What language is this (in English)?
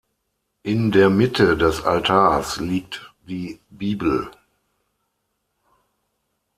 German